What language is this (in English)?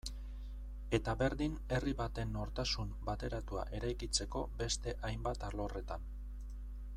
Basque